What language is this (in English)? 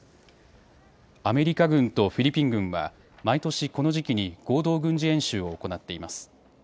Japanese